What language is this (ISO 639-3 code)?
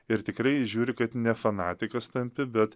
lit